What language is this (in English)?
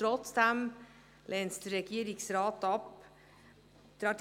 Swiss German